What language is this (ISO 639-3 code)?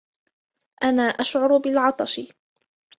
ara